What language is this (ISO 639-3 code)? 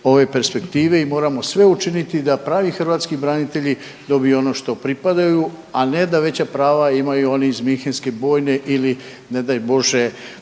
hrv